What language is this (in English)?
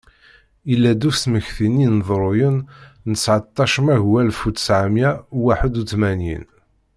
Kabyle